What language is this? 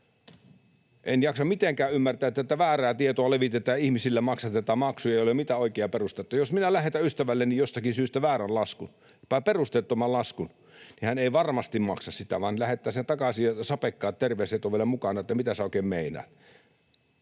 Finnish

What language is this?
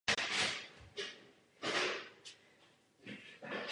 Czech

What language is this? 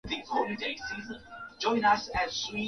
Swahili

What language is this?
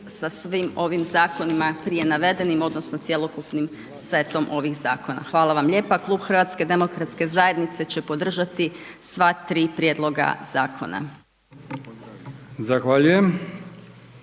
Croatian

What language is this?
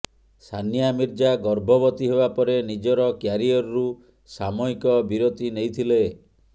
Odia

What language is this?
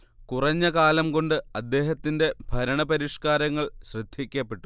Malayalam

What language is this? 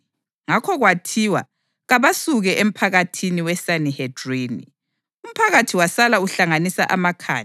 North Ndebele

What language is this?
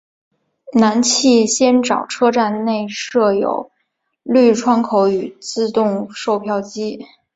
Chinese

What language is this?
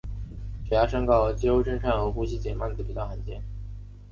Chinese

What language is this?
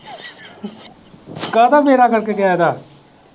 Punjabi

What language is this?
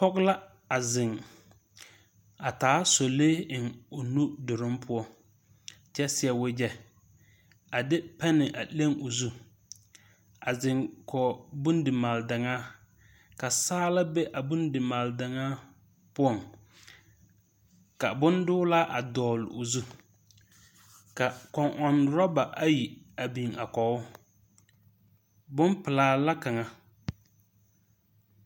Southern Dagaare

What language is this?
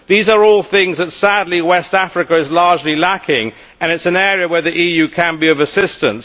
English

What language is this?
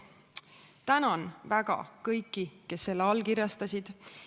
Estonian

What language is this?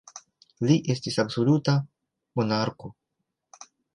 Esperanto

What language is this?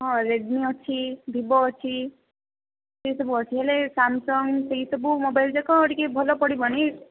Odia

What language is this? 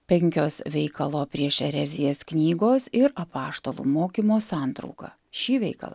Lithuanian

